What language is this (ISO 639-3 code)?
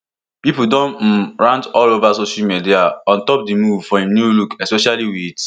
pcm